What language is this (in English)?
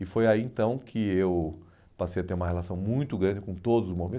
Portuguese